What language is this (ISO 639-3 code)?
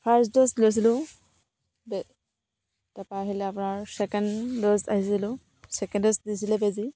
asm